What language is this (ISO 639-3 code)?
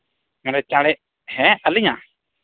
sat